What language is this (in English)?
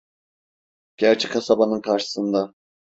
Turkish